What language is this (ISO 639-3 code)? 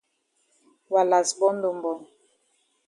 wes